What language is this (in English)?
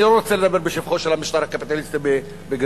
Hebrew